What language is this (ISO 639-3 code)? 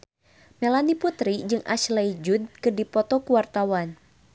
sun